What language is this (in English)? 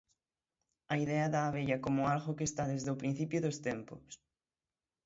Galician